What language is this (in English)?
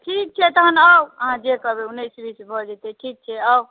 Maithili